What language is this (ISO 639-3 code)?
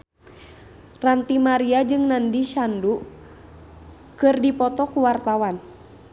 sun